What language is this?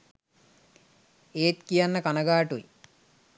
Sinhala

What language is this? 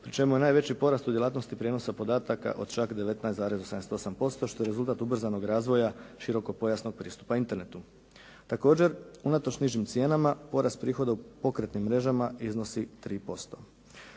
Croatian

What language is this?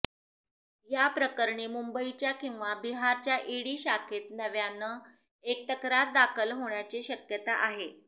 Marathi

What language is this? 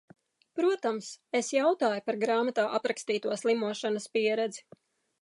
Latvian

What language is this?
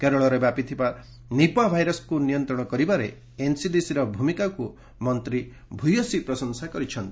Odia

